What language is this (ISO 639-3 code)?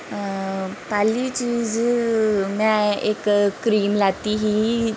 doi